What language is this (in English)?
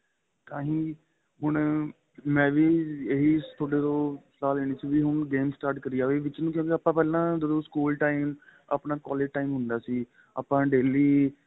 Punjabi